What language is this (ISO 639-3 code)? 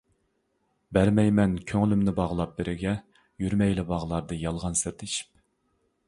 uig